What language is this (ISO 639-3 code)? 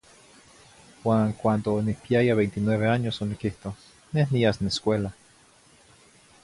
nhi